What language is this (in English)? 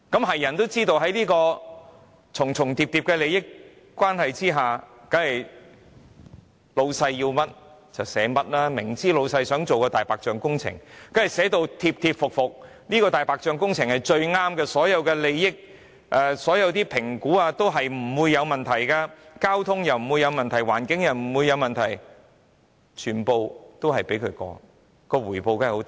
Cantonese